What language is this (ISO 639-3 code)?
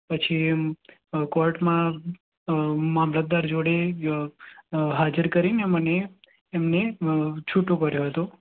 guj